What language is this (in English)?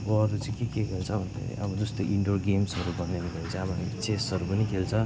Nepali